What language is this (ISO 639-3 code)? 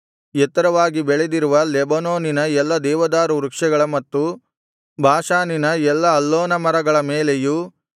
kan